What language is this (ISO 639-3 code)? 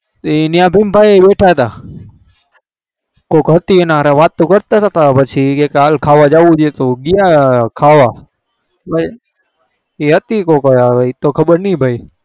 guj